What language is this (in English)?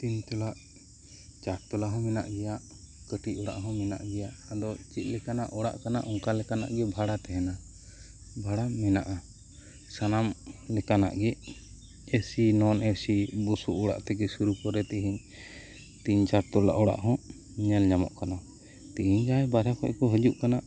Santali